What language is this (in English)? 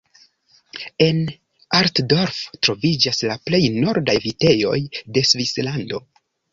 Esperanto